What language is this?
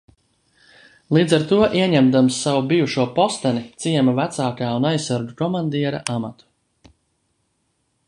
Latvian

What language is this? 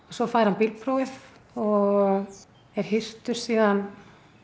Icelandic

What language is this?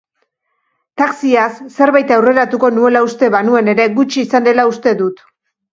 Basque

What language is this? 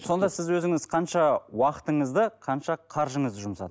Kazakh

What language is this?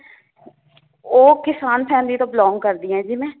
Punjabi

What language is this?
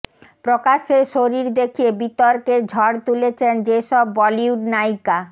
Bangla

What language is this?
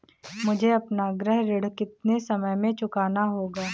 Hindi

